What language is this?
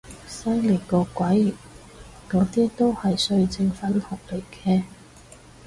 Cantonese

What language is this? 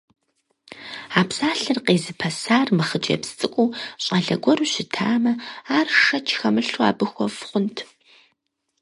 Kabardian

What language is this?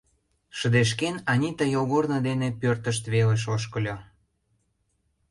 Mari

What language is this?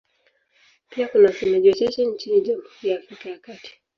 Swahili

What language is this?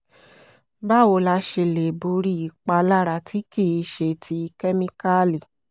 Yoruba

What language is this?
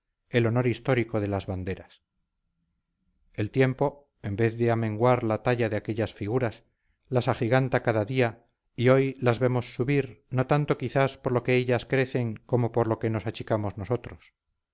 Spanish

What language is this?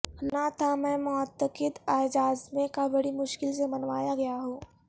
Urdu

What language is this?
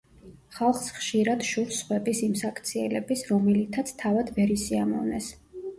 Georgian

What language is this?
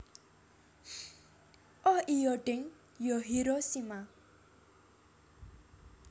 Javanese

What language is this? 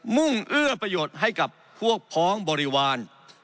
Thai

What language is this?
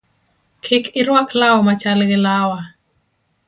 Luo (Kenya and Tanzania)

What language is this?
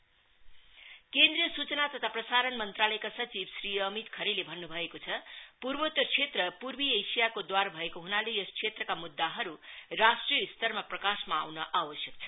Nepali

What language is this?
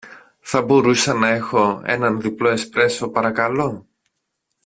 Greek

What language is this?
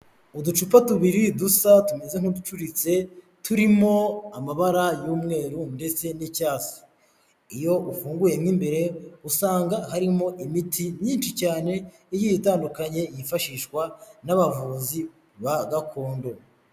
Kinyarwanda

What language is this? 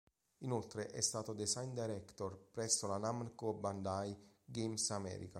Italian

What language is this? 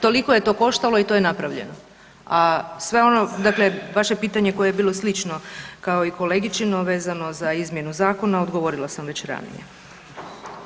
Croatian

